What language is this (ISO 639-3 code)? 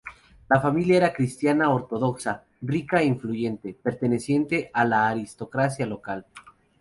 spa